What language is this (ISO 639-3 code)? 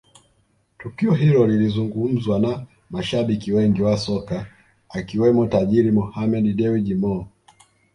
swa